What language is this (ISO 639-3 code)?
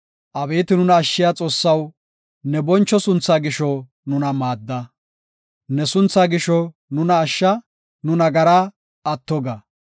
gof